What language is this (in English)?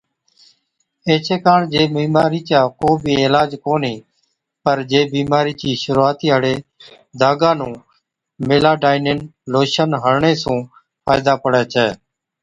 Od